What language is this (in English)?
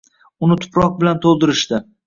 Uzbek